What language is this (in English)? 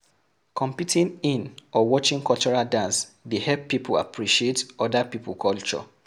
Nigerian Pidgin